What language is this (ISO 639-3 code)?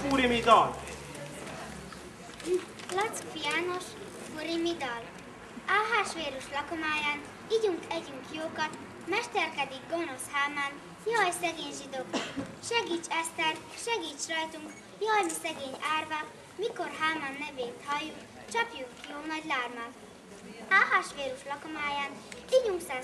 hun